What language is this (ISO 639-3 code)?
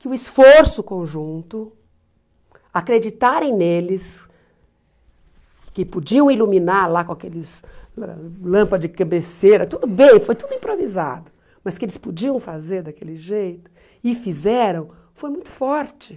por